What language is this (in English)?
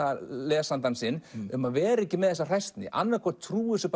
Icelandic